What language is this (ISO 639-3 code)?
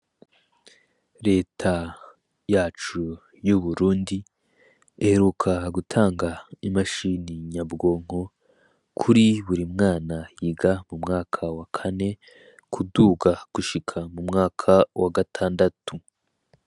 run